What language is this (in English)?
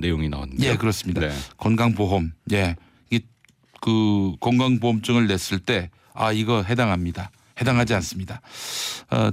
Korean